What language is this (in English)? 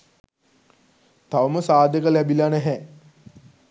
Sinhala